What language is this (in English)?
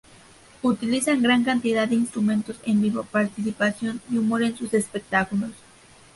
Spanish